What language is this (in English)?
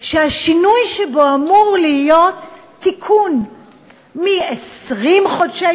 Hebrew